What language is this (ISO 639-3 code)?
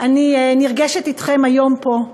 heb